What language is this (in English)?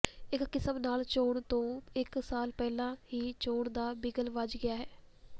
Punjabi